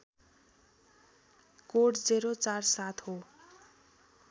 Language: Nepali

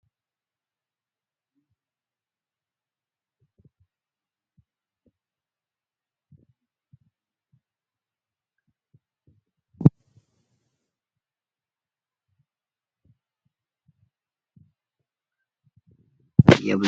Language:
Oromo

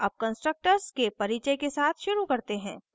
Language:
Hindi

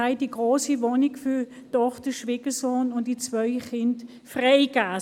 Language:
Swiss German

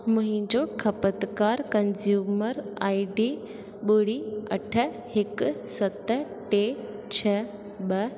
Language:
Sindhi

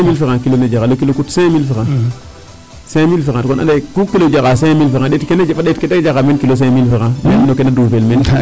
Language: Serer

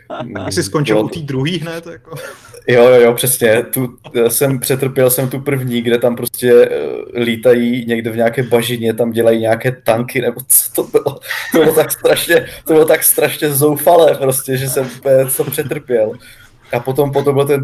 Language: Czech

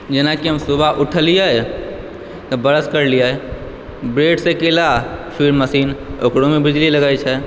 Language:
Maithili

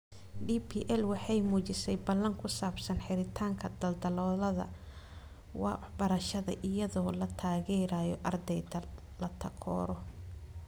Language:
Somali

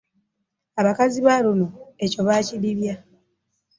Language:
Ganda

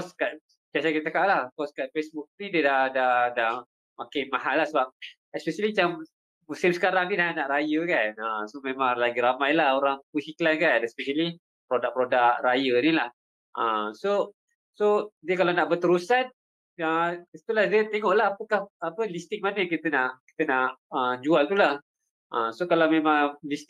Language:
Malay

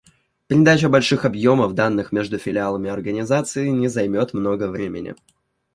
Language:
Russian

